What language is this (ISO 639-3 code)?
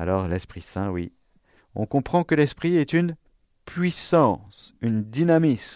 fra